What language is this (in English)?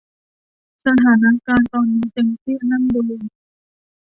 Thai